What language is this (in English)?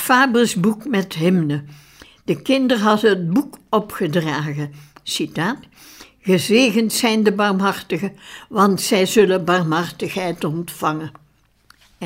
Dutch